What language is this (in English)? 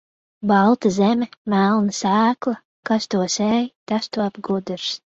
Latvian